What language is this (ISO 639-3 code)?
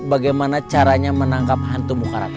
ind